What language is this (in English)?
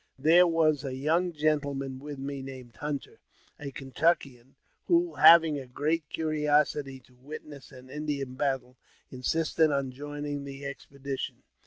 English